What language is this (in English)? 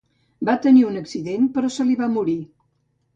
Catalan